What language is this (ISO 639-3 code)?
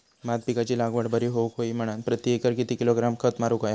mar